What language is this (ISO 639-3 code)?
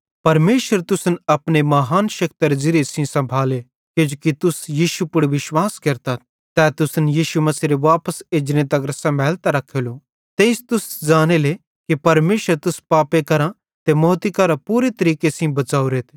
bhd